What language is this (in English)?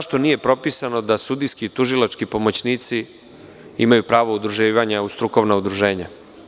Serbian